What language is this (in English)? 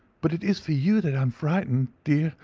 English